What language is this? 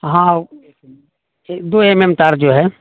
Urdu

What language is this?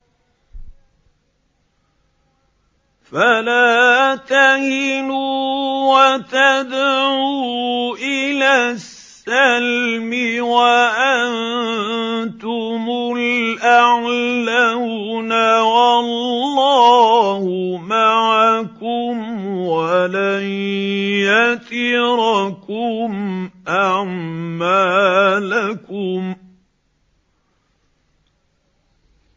Arabic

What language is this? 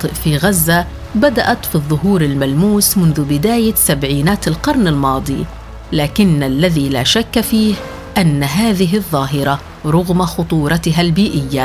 Arabic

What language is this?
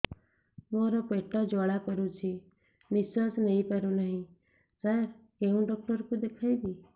Odia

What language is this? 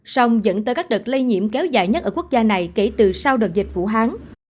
Vietnamese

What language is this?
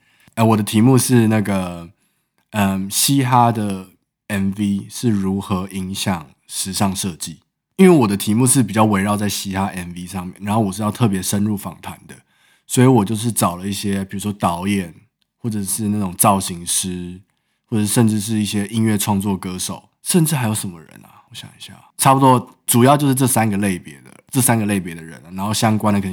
Chinese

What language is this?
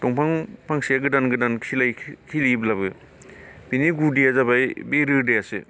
Bodo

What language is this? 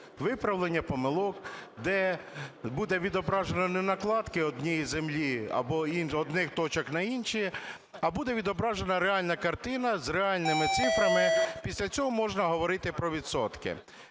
Ukrainian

